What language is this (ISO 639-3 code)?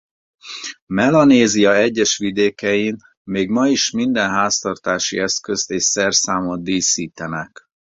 hun